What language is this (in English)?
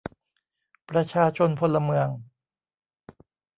Thai